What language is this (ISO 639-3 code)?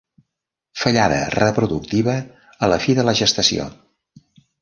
cat